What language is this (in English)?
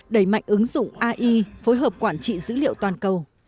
Vietnamese